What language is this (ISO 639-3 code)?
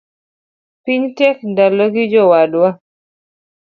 luo